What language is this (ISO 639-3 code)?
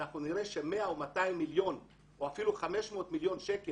heb